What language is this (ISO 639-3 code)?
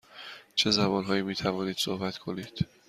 fas